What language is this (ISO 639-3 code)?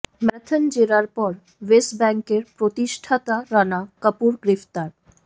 ben